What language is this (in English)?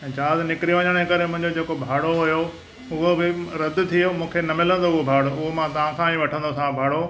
Sindhi